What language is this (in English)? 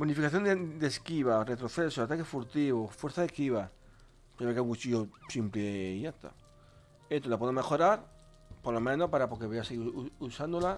Spanish